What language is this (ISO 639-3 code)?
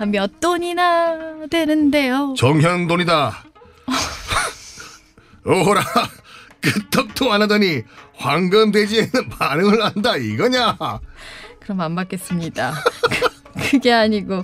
kor